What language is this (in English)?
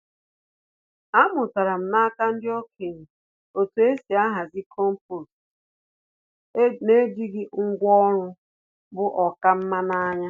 Igbo